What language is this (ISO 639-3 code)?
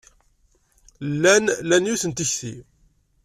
kab